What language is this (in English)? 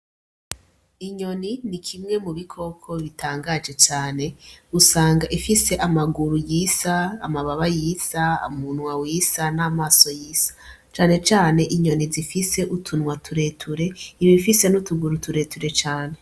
Rundi